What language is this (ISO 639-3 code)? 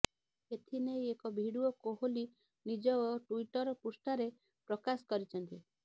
ori